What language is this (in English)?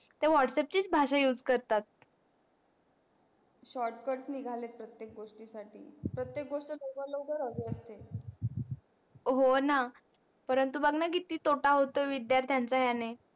Marathi